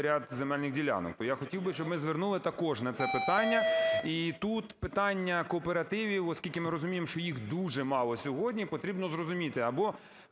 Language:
Ukrainian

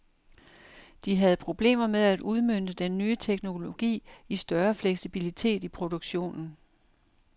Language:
Danish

